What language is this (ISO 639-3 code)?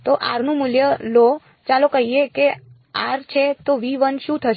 guj